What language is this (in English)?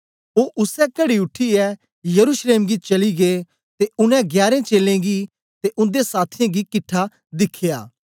Dogri